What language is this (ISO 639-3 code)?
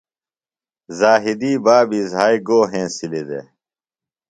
phl